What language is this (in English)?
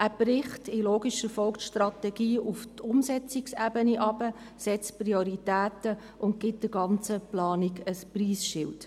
Swiss German